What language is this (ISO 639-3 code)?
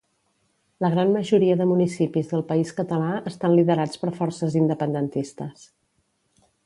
cat